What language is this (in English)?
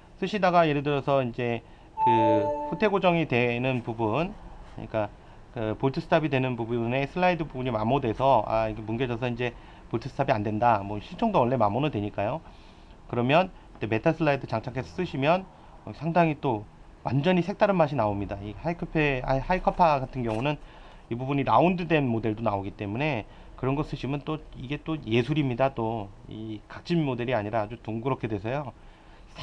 Korean